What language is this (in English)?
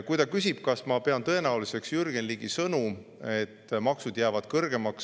Estonian